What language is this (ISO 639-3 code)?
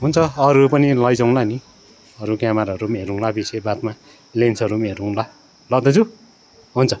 nep